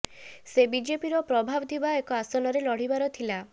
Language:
Odia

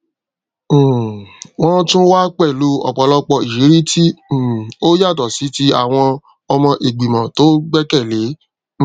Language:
Yoruba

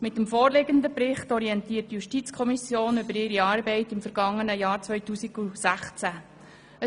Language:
Swiss German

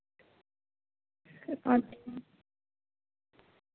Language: Santali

